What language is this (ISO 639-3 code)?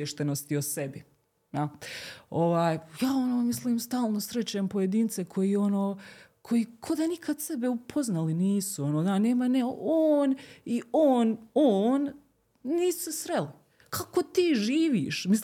hrv